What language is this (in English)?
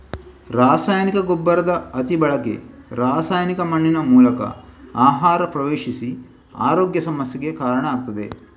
Kannada